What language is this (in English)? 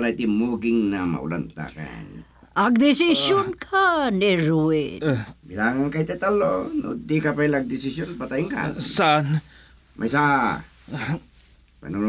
Filipino